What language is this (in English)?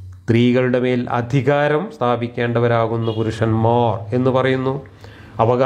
Malayalam